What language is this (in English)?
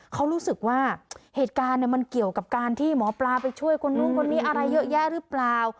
Thai